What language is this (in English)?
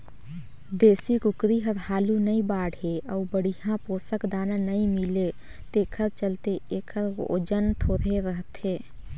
Chhattisgarhi